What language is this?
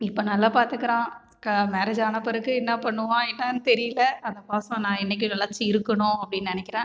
Tamil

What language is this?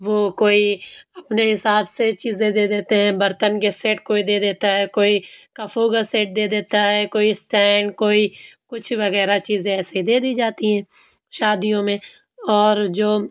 Urdu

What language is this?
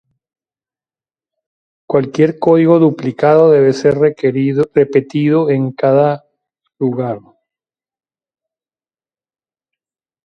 Spanish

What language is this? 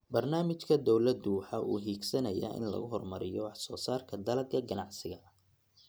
Somali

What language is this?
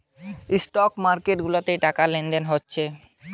Bangla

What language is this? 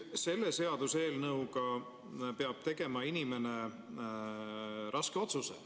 Estonian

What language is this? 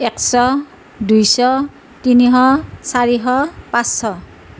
Assamese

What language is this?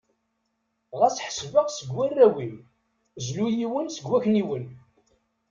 Kabyle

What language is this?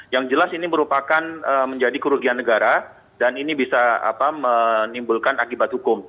Indonesian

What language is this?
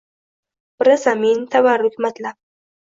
Uzbek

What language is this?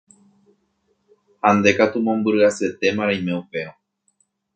Guarani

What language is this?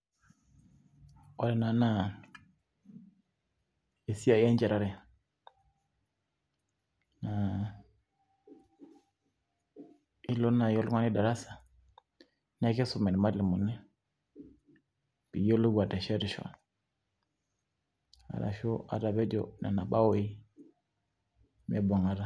Masai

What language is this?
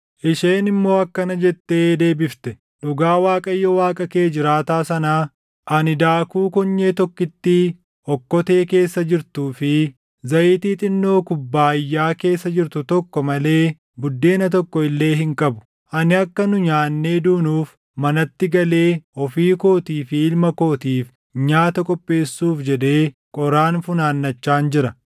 Oromo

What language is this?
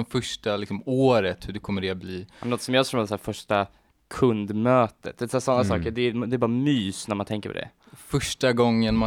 Swedish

